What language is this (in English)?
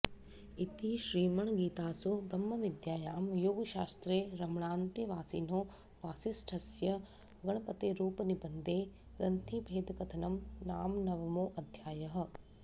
Sanskrit